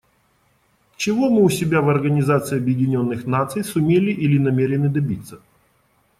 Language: Russian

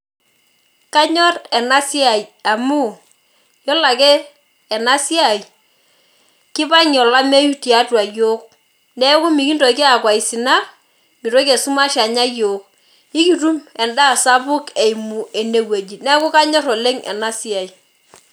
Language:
Masai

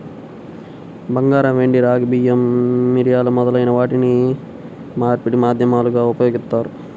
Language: Telugu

